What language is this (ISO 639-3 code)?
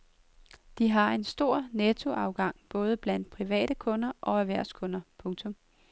dan